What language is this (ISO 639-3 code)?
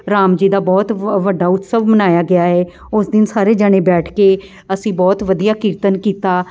pan